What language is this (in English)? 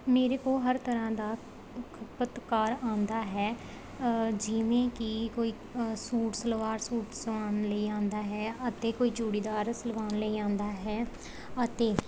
Punjabi